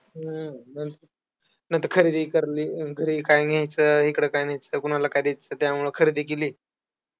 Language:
Marathi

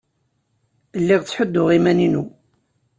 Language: Kabyle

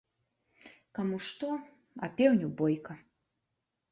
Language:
Belarusian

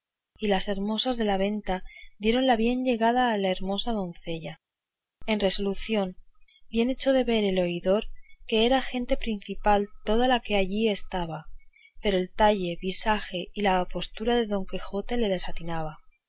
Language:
Spanish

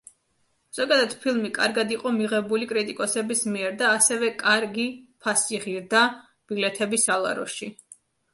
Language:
Georgian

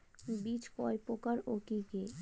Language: Bangla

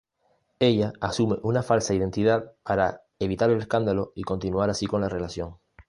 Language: Spanish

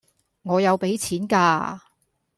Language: Cantonese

